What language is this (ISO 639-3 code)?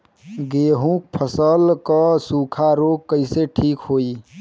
bho